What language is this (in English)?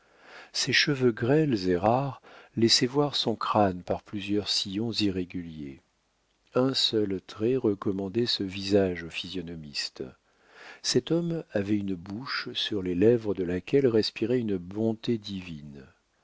French